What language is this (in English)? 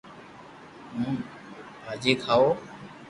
Loarki